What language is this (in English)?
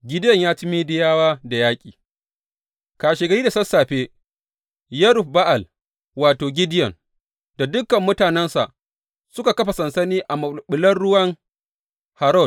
Hausa